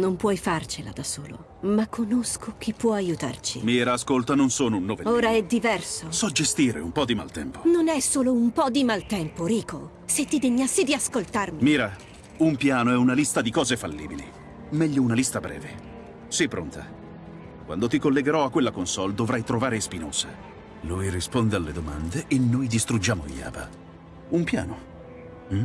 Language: Italian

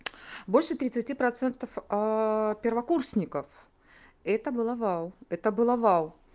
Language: Russian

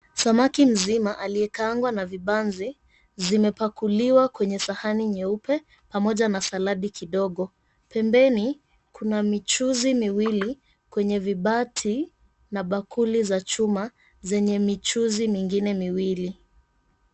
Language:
Swahili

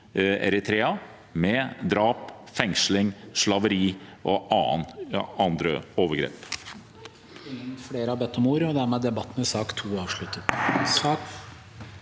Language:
Norwegian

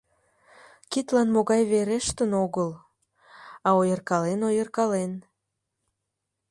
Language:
Mari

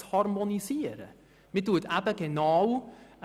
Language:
Swiss German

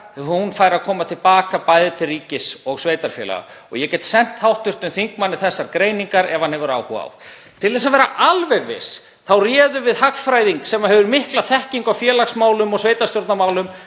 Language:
Icelandic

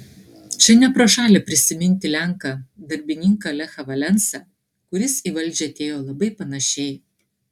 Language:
Lithuanian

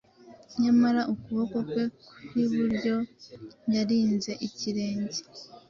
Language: Kinyarwanda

